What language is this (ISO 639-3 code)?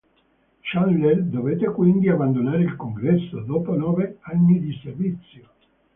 ita